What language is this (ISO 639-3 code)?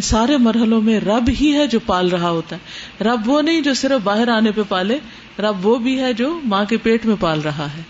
urd